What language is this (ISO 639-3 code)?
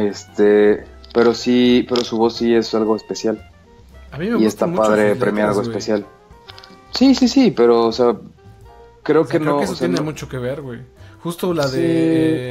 spa